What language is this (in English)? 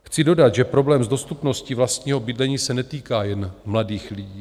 Czech